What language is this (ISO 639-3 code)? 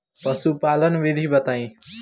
bho